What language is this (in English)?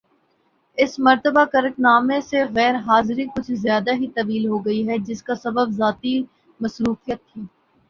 Urdu